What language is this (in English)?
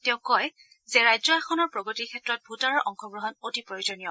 Assamese